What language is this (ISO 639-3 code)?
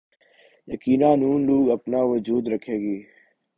urd